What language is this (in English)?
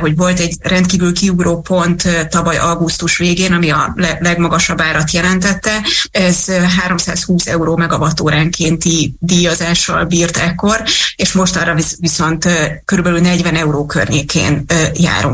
Hungarian